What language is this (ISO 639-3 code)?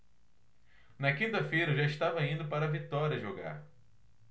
por